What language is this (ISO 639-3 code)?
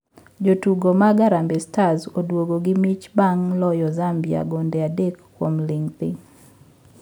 luo